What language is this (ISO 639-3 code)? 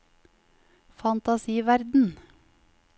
nor